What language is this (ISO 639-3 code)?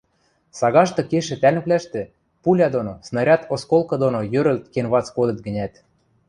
mrj